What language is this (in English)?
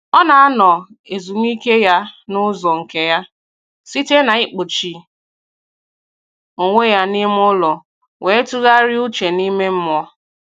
Igbo